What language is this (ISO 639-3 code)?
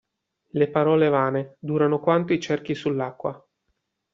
ita